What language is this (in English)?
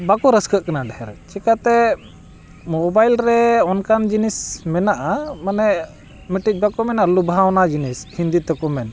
Santali